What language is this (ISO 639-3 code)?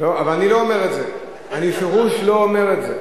heb